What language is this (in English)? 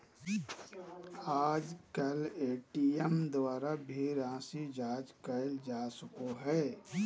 Magahi